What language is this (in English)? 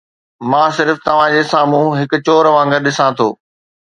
Sindhi